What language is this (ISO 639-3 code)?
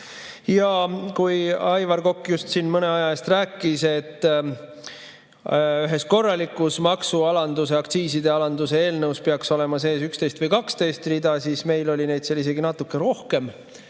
est